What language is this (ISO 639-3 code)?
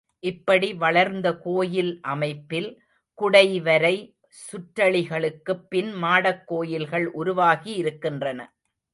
tam